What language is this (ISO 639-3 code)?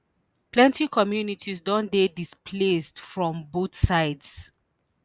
pcm